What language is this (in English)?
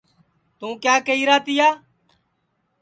Sansi